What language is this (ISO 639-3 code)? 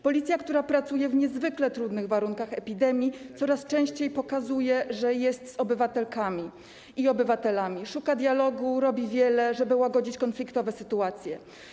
pol